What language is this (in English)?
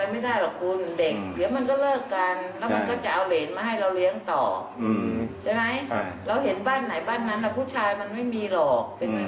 Thai